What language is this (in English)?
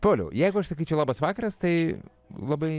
Lithuanian